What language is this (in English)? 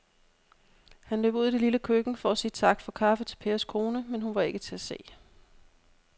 Danish